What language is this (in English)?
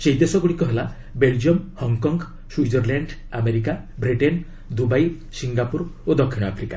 Odia